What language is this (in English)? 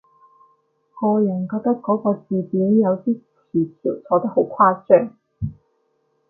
Cantonese